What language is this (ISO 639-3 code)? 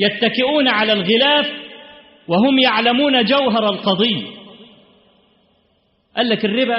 ara